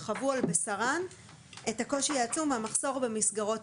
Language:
Hebrew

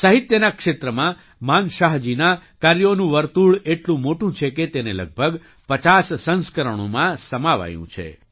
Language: Gujarati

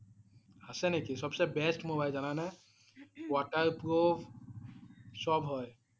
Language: Assamese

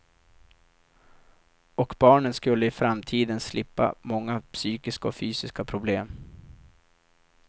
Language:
Swedish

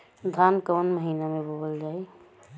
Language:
Bhojpuri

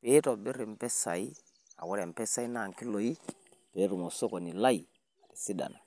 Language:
Masai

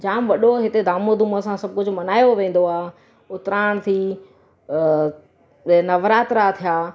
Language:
Sindhi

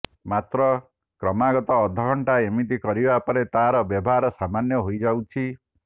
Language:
Odia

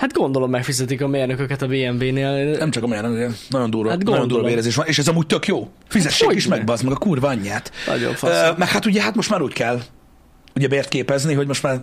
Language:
Hungarian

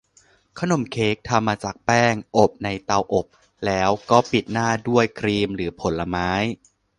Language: Thai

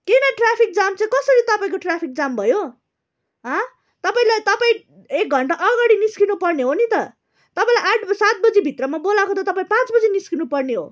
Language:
Nepali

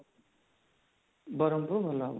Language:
Odia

